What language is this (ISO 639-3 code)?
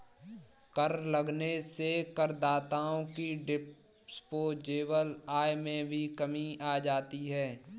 hin